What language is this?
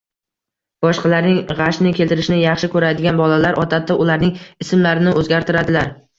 Uzbek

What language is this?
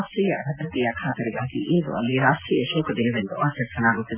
Kannada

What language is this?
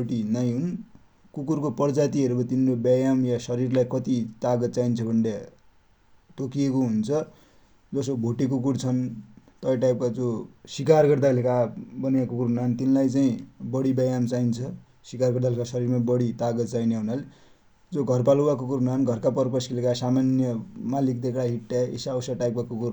Dotyali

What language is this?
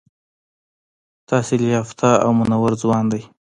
Pashto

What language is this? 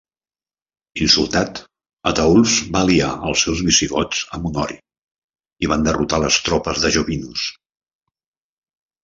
Catalan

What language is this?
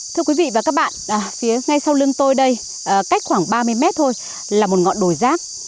Vietnamese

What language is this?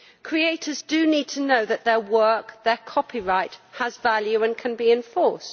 English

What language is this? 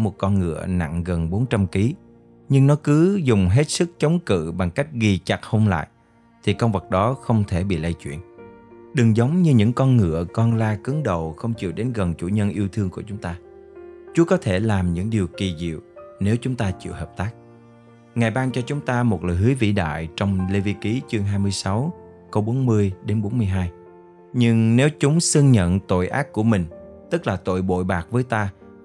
Vietnamese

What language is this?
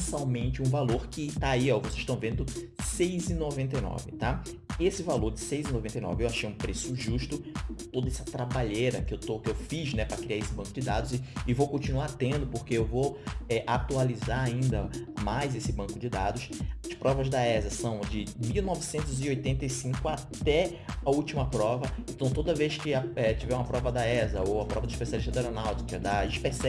Portuguese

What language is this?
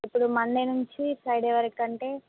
Telugu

